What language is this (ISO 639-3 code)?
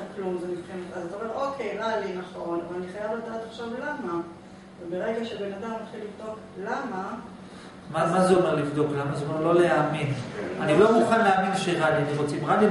heb